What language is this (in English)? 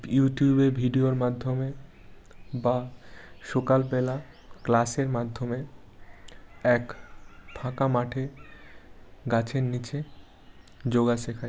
Bangla